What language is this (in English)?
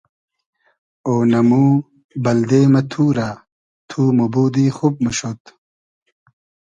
Hazaragi